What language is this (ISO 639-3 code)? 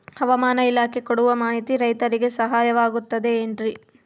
kan